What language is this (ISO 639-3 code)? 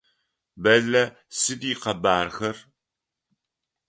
ady